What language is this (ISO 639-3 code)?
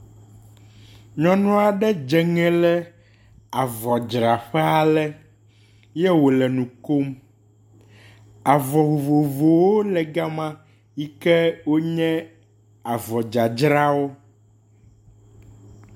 ewe